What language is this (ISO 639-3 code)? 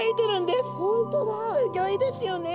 jpn